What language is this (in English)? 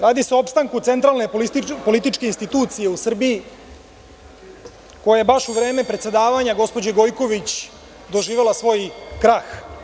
Serbian